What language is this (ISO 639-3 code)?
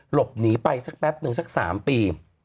tha